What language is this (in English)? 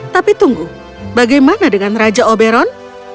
Indonesian